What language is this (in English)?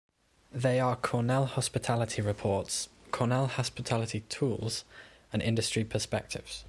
English